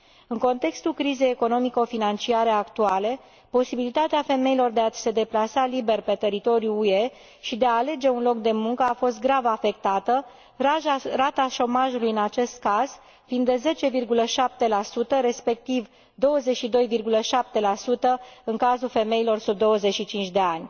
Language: Romanian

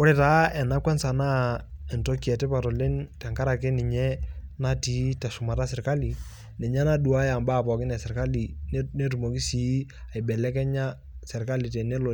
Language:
Masai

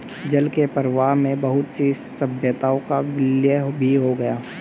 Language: Hindi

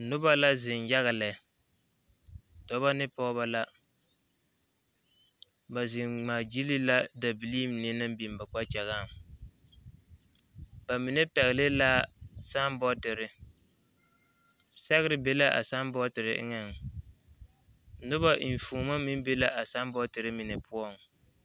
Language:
Southern Dagaare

